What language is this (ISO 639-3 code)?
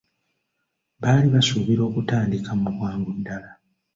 lug